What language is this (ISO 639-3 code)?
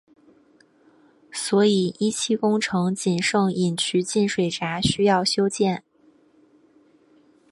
zho